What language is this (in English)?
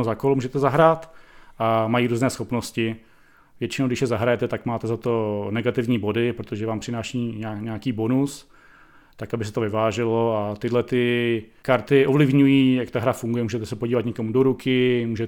Czech